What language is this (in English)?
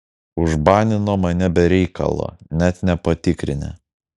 Lithuanian